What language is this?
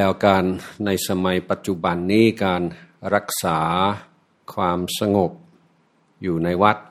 Thai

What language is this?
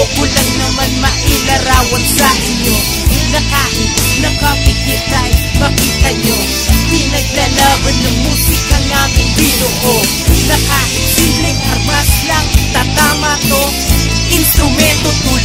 Filipino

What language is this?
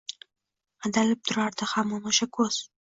Uzbek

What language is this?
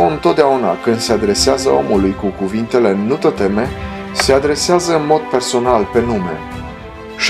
Romanian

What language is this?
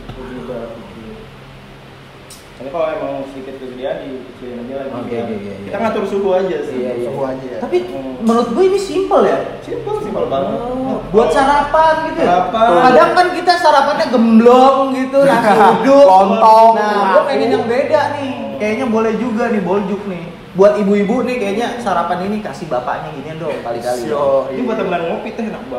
Indonesian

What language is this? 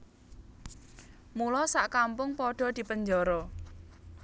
Javanese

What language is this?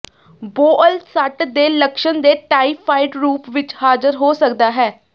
Punjabi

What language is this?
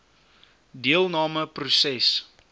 Afrikaans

